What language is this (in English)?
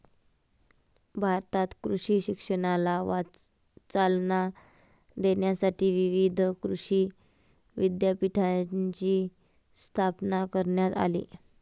Marathi